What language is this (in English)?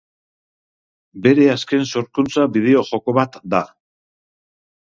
Basque